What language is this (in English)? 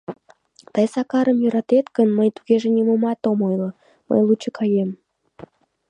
Mari